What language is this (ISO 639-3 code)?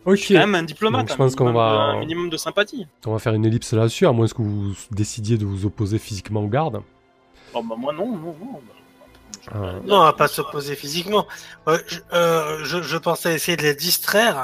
fra